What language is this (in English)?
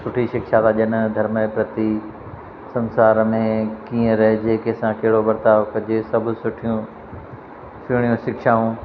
Sindhi